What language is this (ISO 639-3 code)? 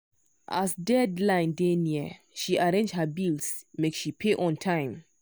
pcm